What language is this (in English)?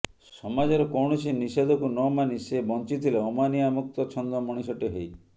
Odia